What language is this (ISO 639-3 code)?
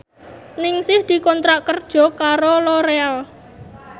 jav